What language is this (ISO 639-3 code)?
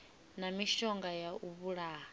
ven